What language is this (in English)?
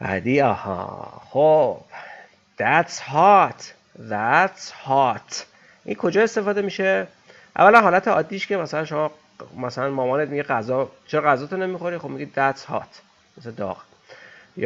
Persian